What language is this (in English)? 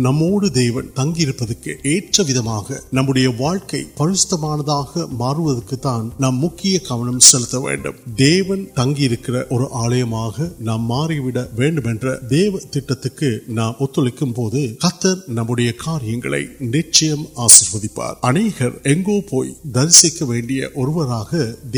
Urdu